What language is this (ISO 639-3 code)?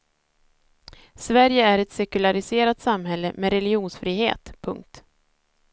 swe